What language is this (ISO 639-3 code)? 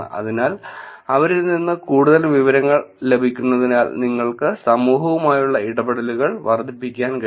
mal